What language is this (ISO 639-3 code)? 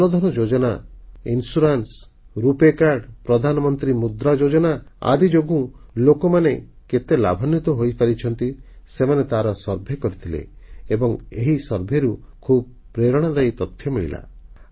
ori